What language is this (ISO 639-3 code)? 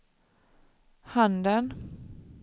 swe